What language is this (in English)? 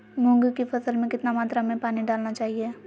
Magahi